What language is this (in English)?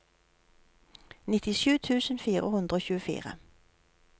Norwegian